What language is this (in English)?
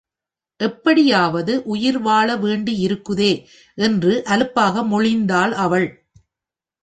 Tamil